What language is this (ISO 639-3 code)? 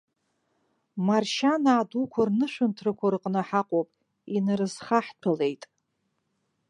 abk